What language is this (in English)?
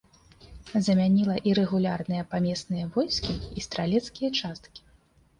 Belarusian